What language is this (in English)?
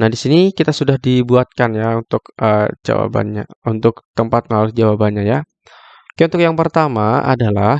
Indonesian